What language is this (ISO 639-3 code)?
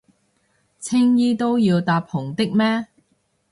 yue